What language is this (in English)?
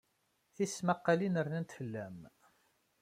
Kabyle